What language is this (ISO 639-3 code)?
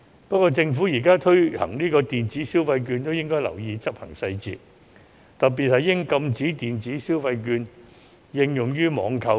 yue